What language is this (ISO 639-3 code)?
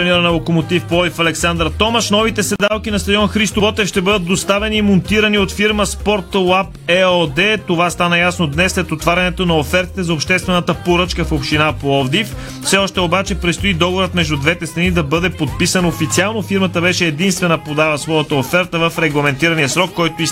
bul